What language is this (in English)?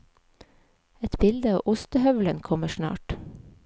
Norwegian